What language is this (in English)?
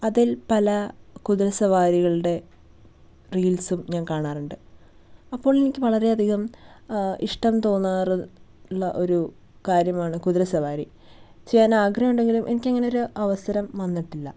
Malayalam